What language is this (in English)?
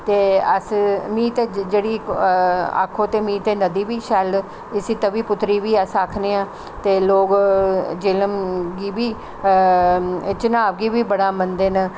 Dogri